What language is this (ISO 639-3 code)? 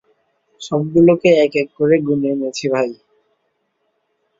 ben